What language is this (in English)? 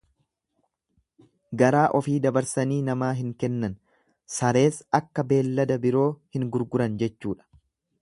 Oromo